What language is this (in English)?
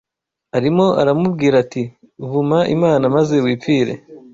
Kinyarwanda